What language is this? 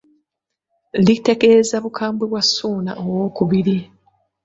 Ganda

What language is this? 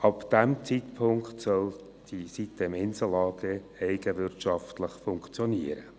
Swiss German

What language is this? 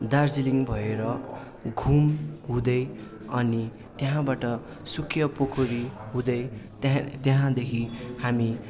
Nepali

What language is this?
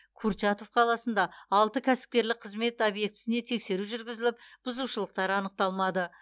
Kazakh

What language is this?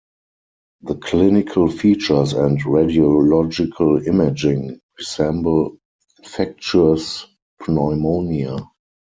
English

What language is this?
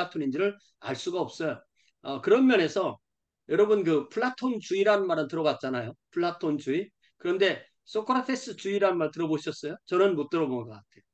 Korean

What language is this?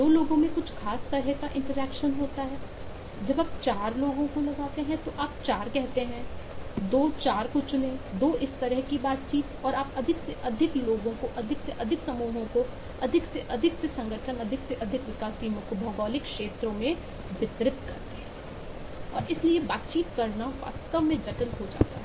Hindi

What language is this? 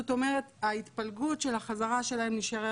Hebrew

